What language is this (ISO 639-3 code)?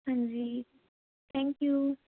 pan